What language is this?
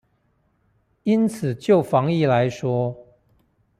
Chinese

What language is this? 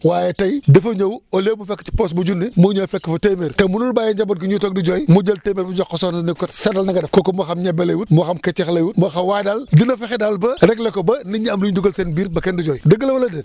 Wolof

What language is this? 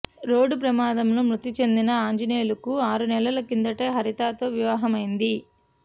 Telugu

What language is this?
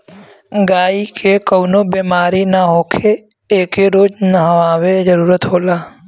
Bhojpuri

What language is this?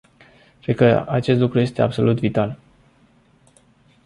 Romanian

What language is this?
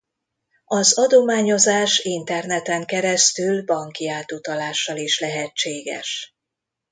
Hungarian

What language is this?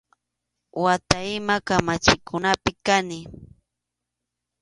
Arequipa-La Unión Quechua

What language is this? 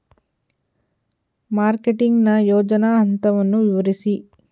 Kannada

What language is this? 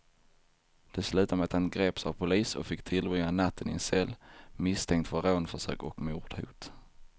Swedish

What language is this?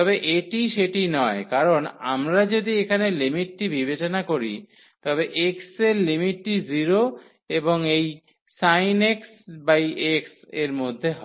Bangla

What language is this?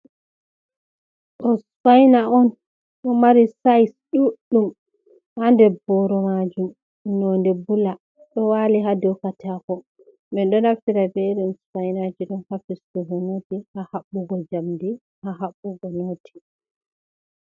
Fula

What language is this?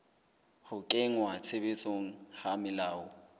Southern Sotho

